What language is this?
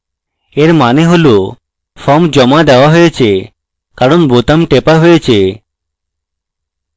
Bangla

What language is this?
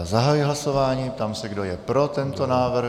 Czech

